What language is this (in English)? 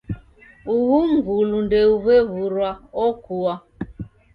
Taita